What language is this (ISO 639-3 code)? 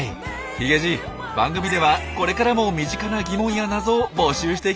jpn